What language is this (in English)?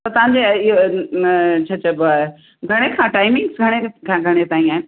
Sindhi